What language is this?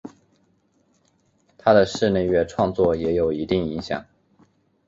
Chinese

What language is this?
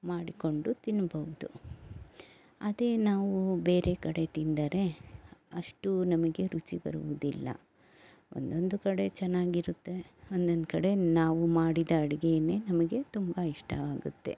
Kannada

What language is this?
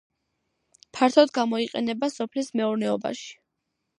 Georgian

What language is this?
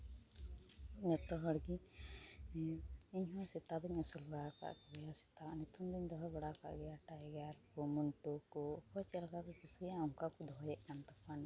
Santali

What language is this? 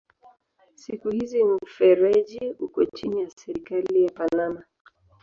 Swahili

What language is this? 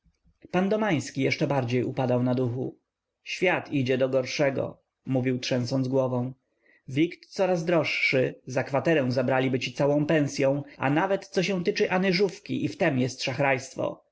Polish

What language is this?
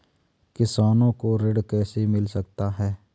Hindi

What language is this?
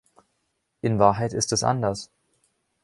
German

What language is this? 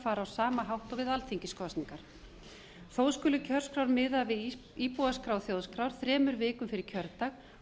Icelandic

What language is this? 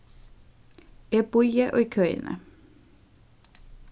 Faroese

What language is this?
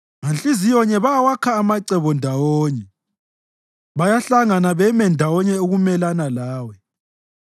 North Ndebele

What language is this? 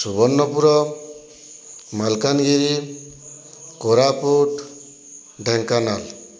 Odia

